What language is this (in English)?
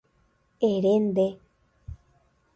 Guarani